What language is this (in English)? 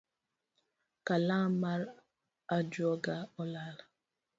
Luo (Kenya and Tanzania)